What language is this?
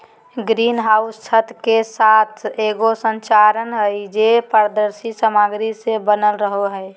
Magahi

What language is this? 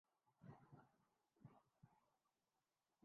Urdu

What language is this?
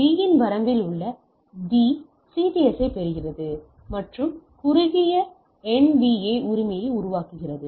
Tamil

